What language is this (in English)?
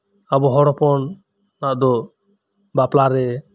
Santali